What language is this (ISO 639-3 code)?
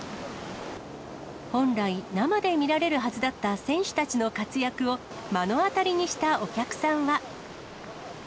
jpn